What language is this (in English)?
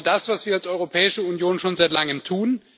German